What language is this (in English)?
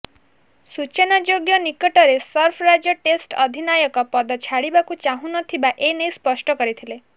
Odia